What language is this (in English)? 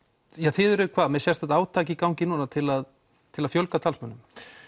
Icelandic